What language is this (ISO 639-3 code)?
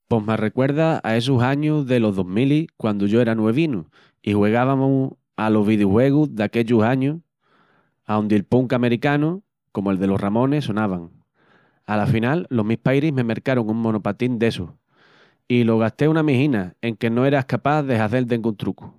ext